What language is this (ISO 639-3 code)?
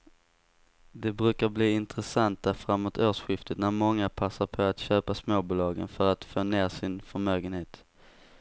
swe